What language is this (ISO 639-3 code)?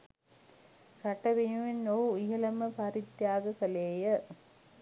sin